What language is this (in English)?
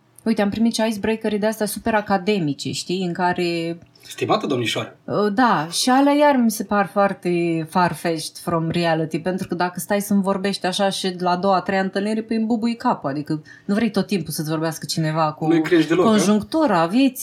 Romanian